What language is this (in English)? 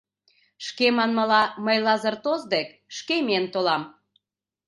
Mari